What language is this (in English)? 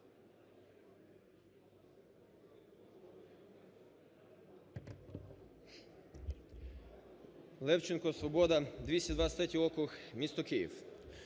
Ukrainian